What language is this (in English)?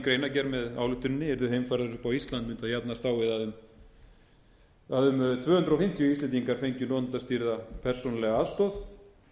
Icelandic